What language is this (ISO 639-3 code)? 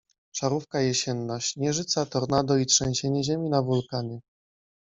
pol